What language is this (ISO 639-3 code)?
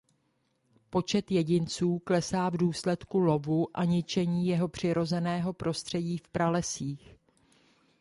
ces